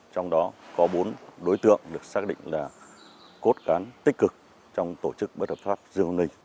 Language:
Vietnamese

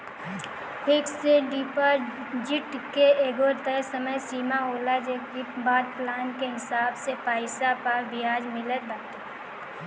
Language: Bhojpuri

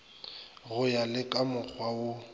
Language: Northern Sotho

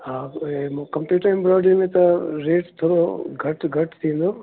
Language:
Sindhi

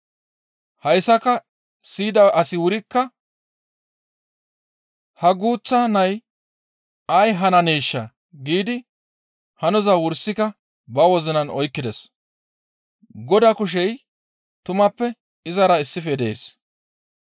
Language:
Gamo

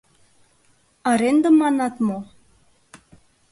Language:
Mari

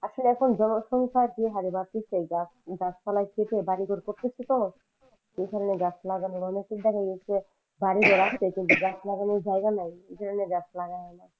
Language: Bangla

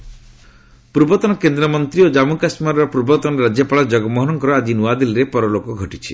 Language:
Odia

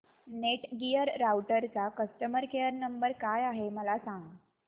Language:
Marathi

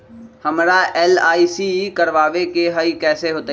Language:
Magahi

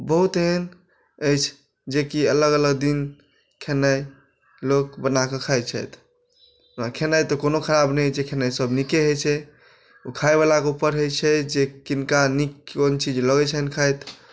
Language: Maithili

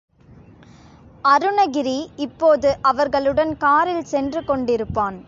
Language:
Tamil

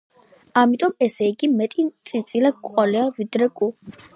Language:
Georgian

